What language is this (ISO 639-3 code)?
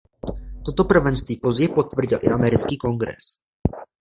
ces